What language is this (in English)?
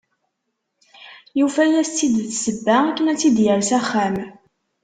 Kabyle